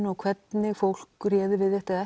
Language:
Icelandic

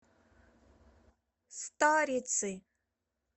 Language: Russian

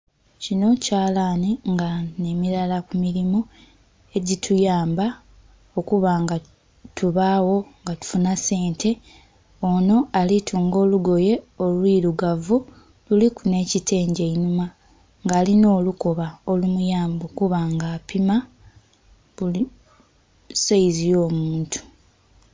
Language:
Soga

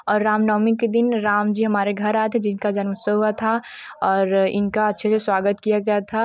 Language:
Hindi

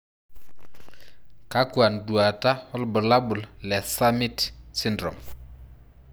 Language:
Masai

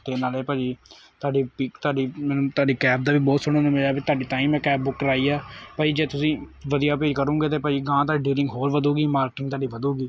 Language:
Punjabi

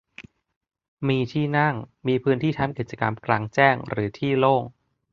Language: Thai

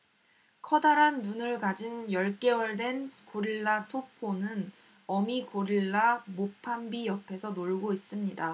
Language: Korean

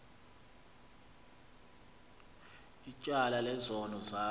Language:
Xhosa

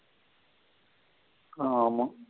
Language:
Tamil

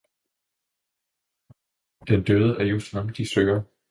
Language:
Danish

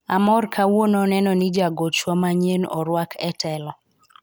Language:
Luo (Kenya and Tanzania)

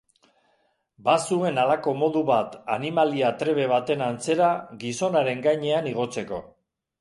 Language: Basque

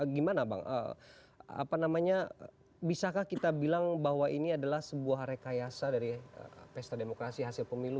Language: Indonesian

